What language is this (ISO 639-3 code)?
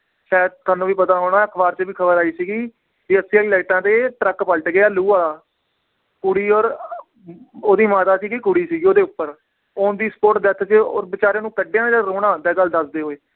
pan